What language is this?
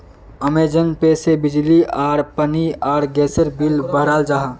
Magahi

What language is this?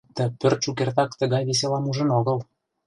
Mari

